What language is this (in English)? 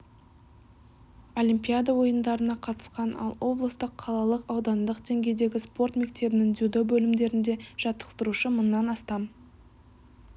Kazakh